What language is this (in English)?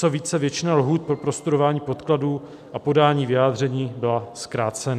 Czech